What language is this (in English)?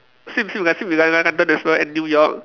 English